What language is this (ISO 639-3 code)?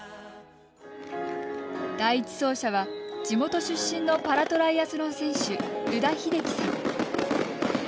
jpn